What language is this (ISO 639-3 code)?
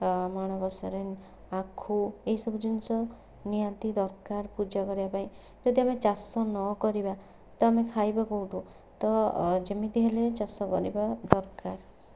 ori